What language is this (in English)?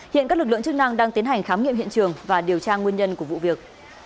Vietnamese